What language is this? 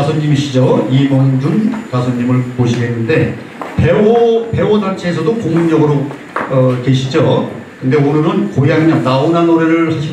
Korean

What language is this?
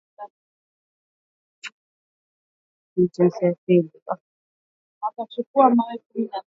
Swahili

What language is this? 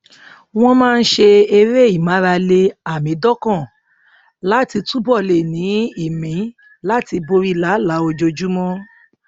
Yoruba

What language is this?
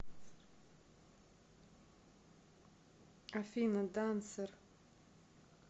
Russian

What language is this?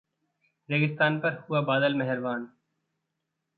Hindi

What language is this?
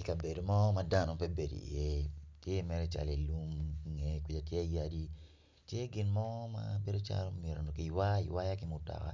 Acoli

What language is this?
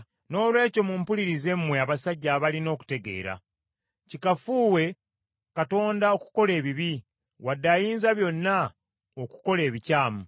Ganda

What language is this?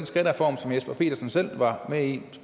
Danish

